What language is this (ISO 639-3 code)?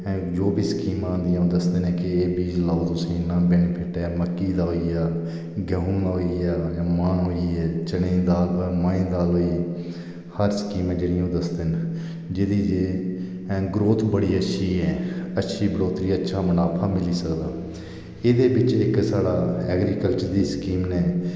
doi